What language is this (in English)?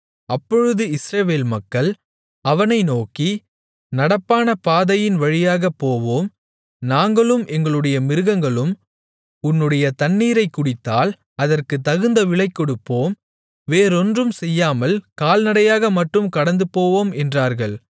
Tamil